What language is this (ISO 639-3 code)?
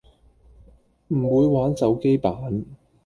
yue